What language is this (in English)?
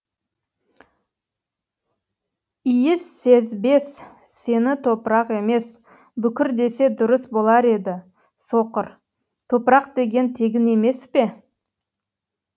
Kazakh